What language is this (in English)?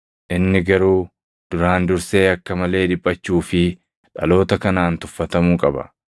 Oromo